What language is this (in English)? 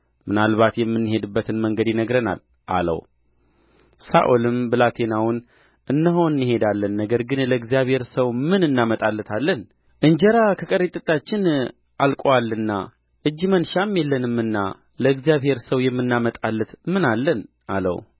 Amharic